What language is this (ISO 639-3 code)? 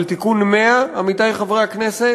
heb